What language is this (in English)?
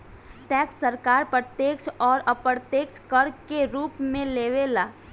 Bhojpuri